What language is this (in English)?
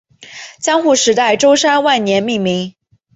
Chinese